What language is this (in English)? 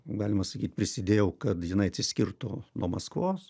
Lithuanian